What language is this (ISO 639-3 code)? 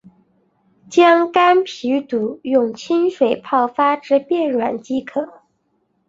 zho